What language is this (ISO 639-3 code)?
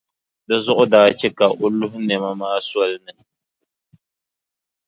dag